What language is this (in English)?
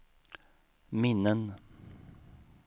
Swedish